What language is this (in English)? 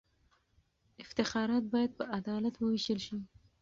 Pashto